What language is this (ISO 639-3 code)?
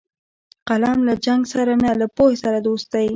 pus